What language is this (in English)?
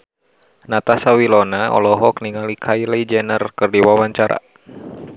Sundanese